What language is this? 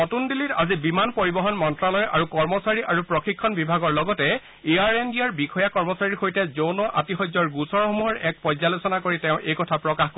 Assamese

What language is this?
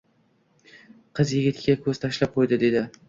Uzbek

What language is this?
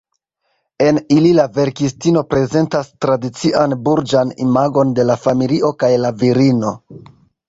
Esperanto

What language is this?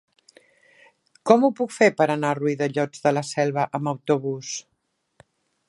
Catalan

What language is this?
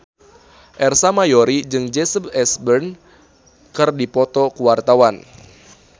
Sundanese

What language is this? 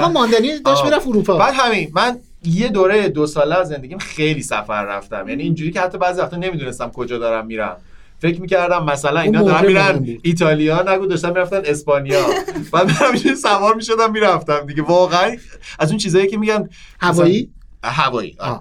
Persian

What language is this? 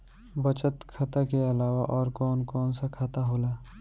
Bhojpuri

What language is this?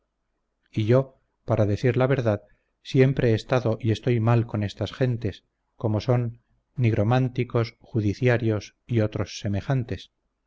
Spanish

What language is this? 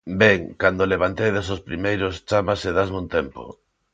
Galician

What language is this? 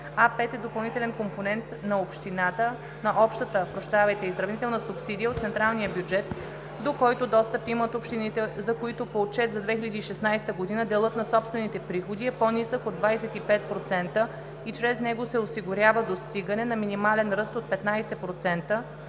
Bulgarian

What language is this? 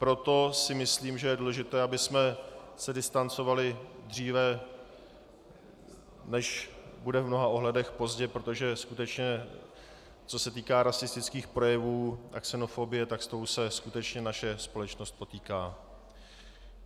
Czech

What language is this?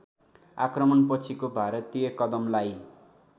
Nepali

